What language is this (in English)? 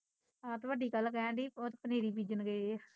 Punjabi